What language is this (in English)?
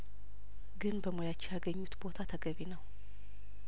Amharic